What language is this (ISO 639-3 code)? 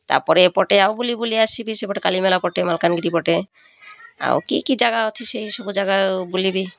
ori